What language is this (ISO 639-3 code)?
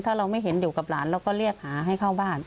tha